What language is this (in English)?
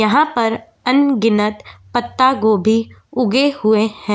Hindi